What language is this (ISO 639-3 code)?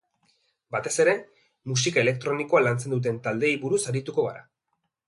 eus